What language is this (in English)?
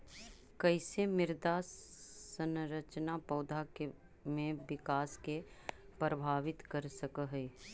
Magahi